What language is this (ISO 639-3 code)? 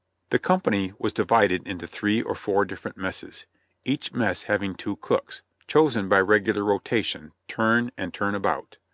eng